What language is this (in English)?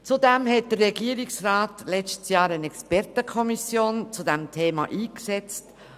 Swiss German